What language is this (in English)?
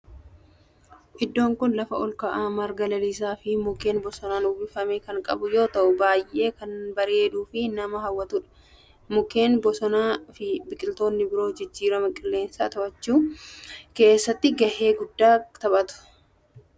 Oromo